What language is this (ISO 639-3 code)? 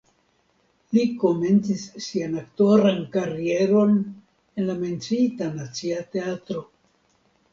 epo